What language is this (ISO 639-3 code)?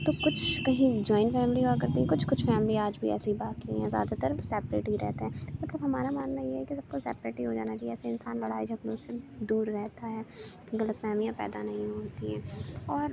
urd